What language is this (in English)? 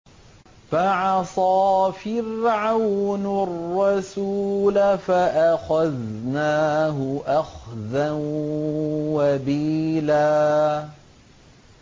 Arabic